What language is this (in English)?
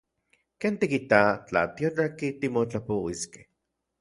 Central Puebla Nahuatl